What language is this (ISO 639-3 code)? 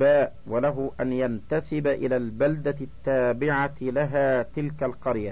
ara